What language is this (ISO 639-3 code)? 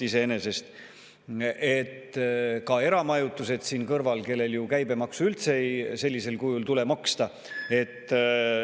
est